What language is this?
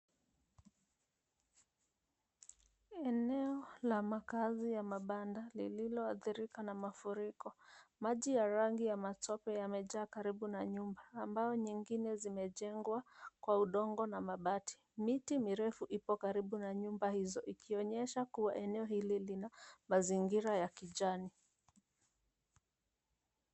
Swahili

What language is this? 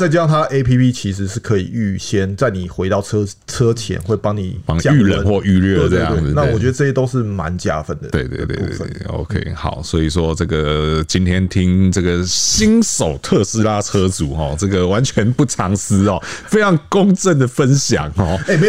Chinese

